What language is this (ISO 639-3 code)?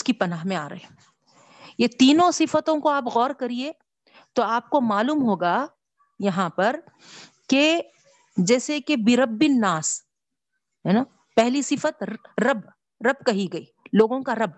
urd